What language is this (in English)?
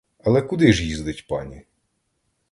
Ukrainian